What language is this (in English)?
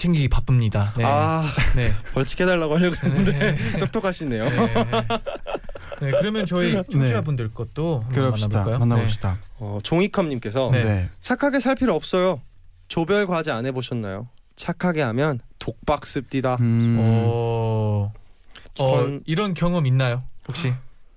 Korean